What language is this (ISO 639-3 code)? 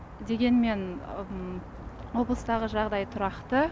kaz